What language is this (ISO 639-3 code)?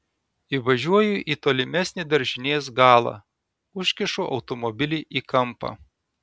lit